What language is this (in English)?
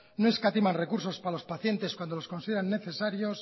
Spanish